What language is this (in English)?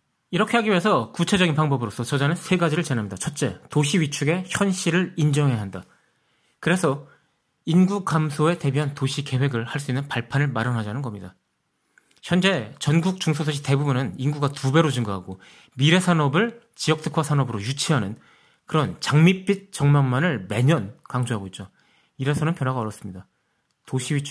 Korean